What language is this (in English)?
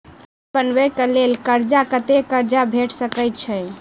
Maithili